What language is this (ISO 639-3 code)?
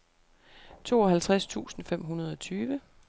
dan